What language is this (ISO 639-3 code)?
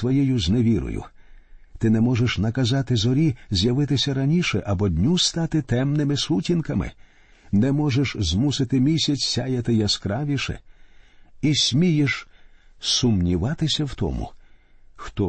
ukr